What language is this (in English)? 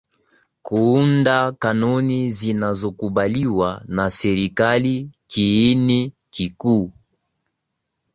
Swahili